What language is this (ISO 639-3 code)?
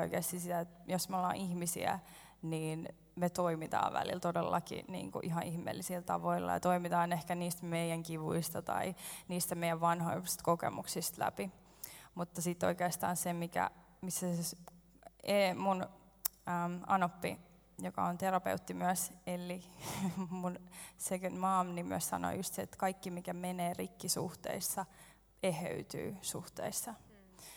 fin